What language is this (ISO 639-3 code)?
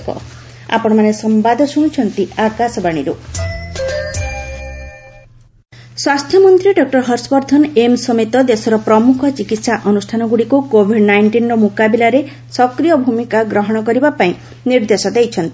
ori